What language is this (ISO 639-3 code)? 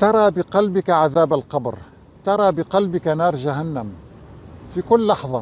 ara